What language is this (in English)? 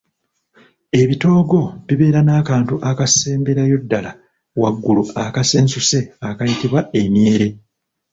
Ganda